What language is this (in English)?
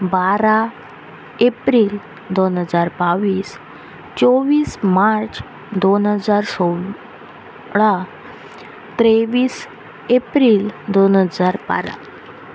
Konkani